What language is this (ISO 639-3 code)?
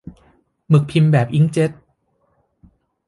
tha